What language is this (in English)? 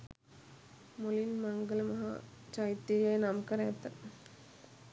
Sinhala